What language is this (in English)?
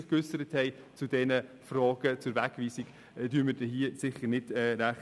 Swiss German